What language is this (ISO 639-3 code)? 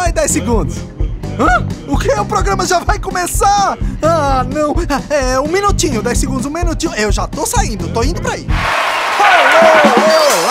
por